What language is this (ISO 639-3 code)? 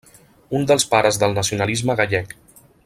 cat